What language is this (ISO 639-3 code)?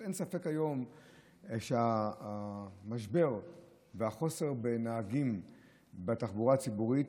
heb